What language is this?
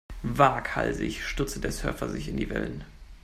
German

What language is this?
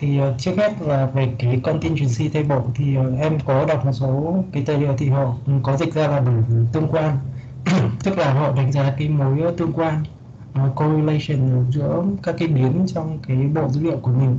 Vietnamese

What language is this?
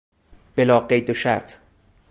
Persian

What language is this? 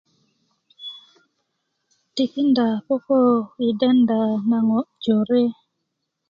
Kuku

